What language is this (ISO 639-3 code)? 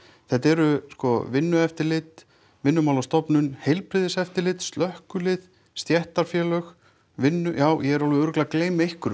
isl